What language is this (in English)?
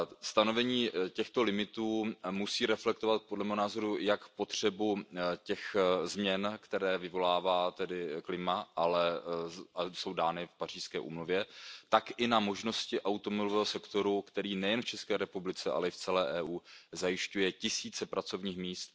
Czech